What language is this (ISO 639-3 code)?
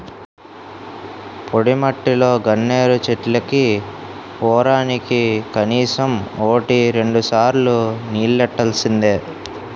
tel